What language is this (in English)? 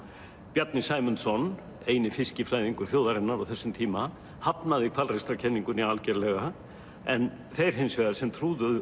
Icelandic